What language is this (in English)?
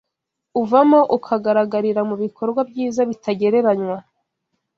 Kinyarwanda